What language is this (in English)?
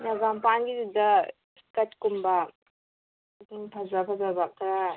Manipuri